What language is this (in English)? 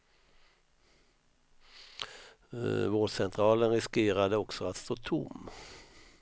Swedish